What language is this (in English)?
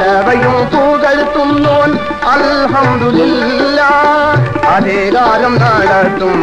Arabic